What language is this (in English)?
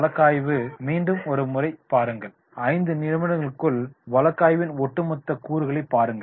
Tamil